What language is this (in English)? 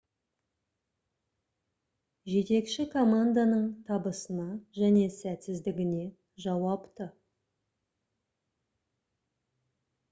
Kazakh